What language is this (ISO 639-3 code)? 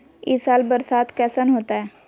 mag